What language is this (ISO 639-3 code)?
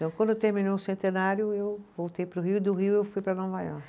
por